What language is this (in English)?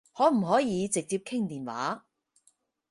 Cantonese